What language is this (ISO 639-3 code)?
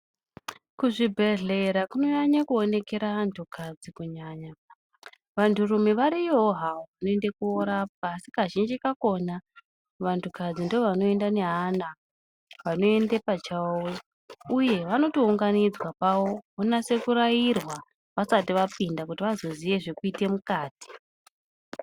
ndc